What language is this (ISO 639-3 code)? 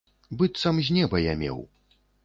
bel